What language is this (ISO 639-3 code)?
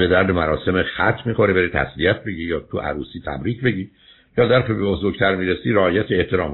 fas